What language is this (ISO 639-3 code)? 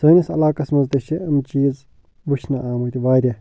kas